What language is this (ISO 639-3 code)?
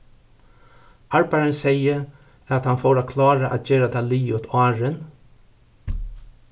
fao